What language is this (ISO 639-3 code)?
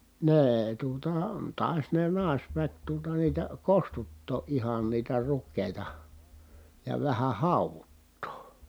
fin